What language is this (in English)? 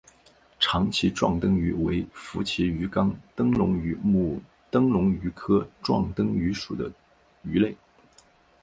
Chinese